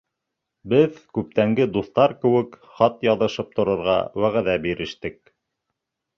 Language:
Bashkir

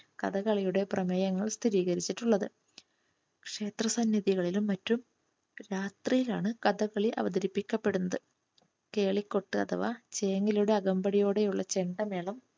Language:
Malayalam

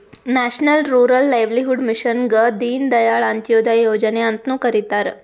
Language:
Kannada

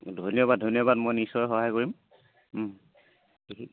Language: Assamese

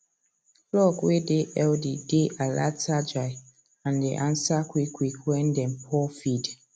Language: Nigerian Pidgin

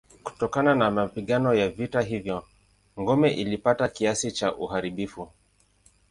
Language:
Swahili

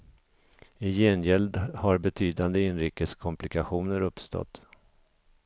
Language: Swedish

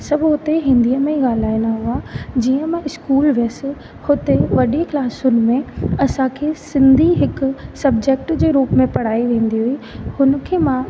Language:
Sindhi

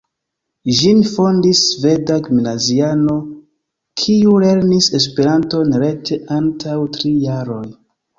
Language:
Esperanto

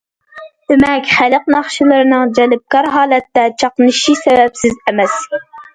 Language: Uyghur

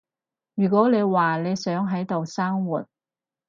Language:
Cantonese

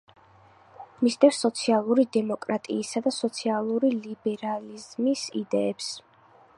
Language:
Georgian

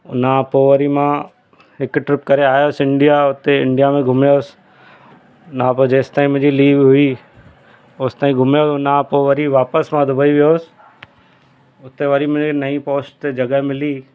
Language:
Sindhi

